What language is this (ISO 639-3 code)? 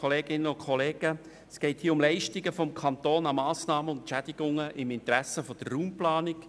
gsw